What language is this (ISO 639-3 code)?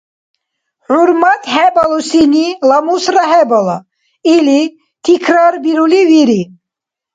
dar